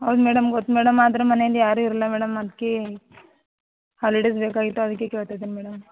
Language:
Kannada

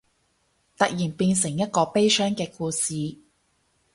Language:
Cantonese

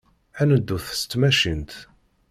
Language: Kabyle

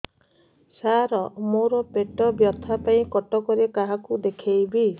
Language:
Odia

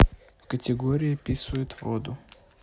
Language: Russian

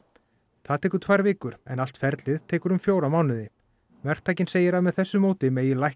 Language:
Icelandic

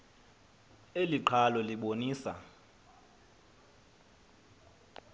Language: Xhosa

